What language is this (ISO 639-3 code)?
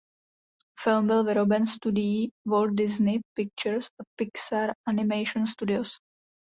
ces